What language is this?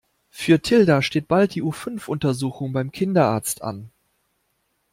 German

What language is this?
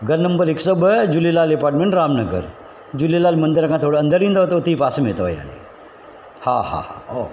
Sindhi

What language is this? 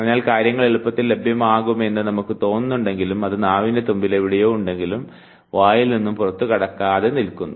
Malayalam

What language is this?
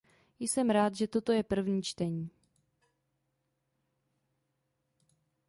Czech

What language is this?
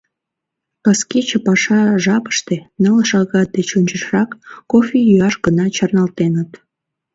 Mari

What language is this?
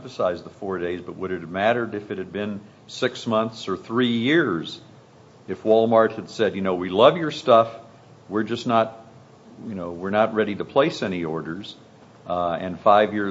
English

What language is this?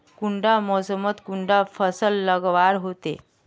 Magahi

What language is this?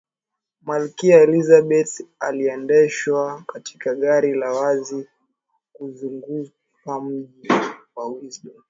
Swahili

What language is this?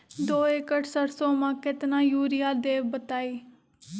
Magahi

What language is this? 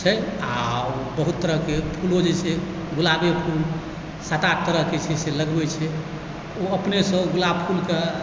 Maithili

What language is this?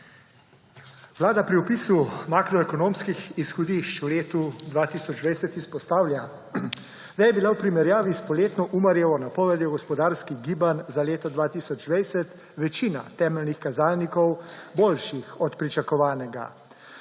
Slovenian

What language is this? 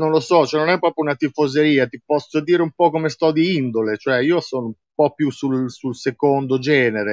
Italian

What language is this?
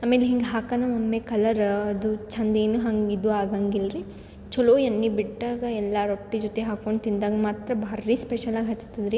Kannada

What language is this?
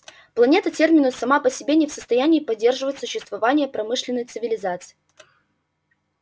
Russian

